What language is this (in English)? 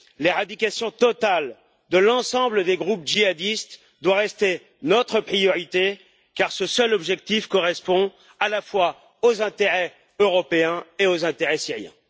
French